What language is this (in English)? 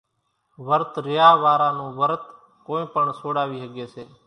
Kachi Koli